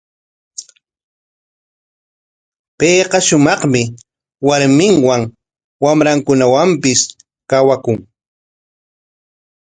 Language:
Corongo Ancash Quechua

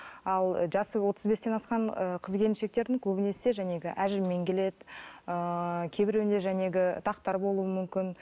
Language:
Kazakh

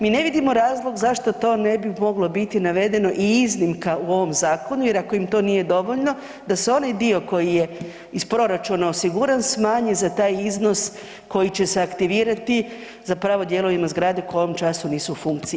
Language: Croatian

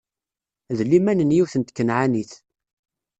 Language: Kabyle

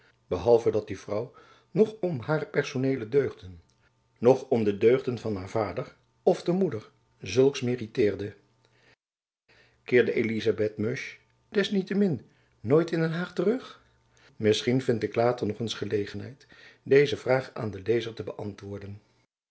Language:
Dutch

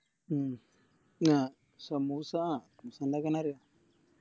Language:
Malayalam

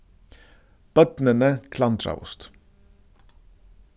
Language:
Faroese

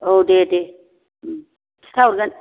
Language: Bodo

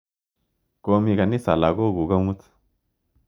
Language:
Kalenjin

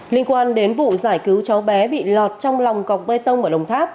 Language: Vietnamese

